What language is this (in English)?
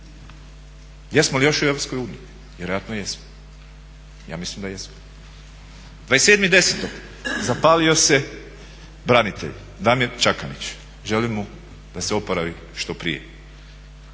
Croatian